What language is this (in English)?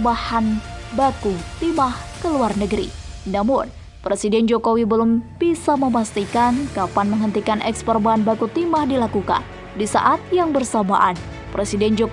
Indonesian